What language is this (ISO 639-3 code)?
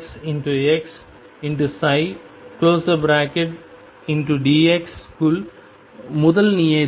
tam